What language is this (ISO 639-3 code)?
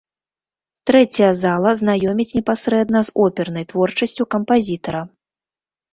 bel